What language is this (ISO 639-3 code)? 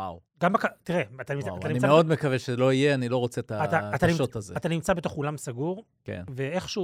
heb